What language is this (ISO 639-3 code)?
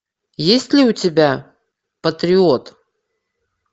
rus